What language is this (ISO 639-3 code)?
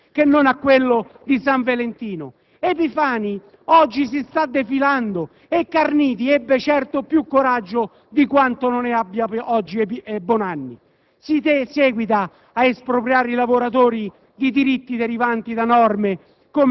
ita